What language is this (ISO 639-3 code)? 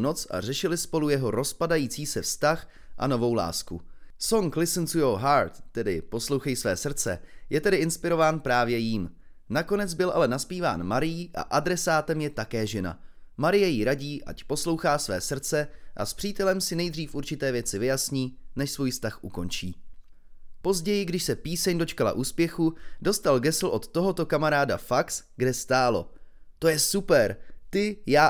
ces